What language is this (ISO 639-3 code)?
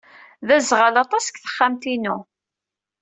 kab